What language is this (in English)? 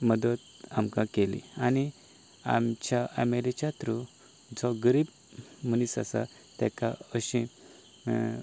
Konkani